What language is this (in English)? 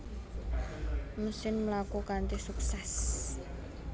Javanese